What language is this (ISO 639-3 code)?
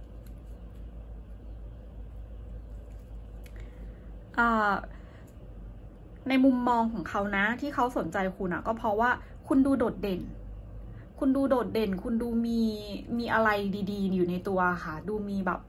tha